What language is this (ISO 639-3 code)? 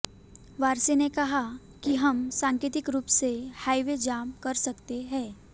hin